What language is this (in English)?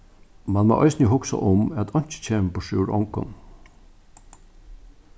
Faroese